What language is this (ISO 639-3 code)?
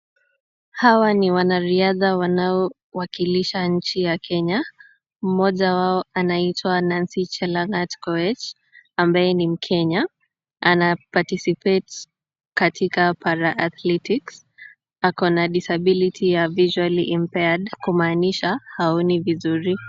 swa